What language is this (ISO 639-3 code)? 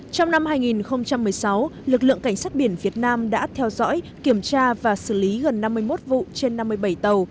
vie